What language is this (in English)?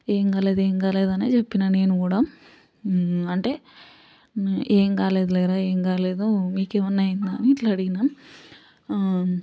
Telugu